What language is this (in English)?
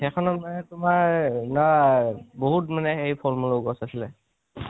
Assamese